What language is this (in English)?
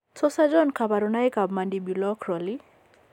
Kalenjin